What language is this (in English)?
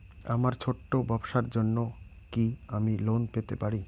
Bangla